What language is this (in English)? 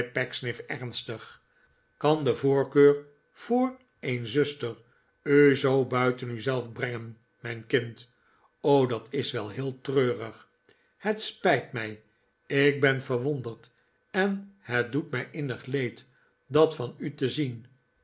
Dutch